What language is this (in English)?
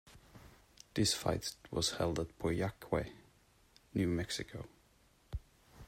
English